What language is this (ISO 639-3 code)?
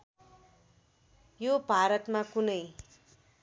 nep